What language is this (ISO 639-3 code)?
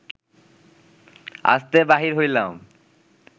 ben